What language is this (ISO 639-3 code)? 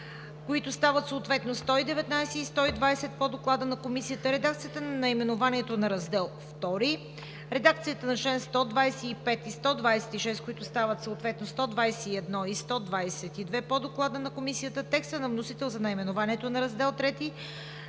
bul